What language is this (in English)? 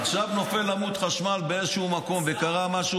Hebrew